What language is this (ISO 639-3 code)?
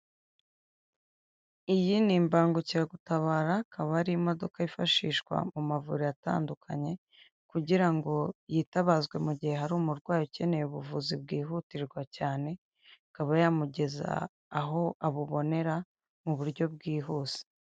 kin